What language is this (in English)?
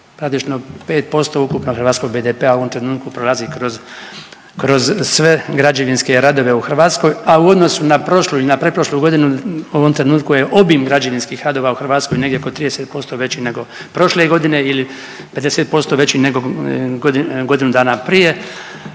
Croatian